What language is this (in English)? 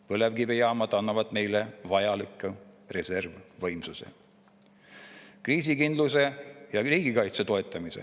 Estonian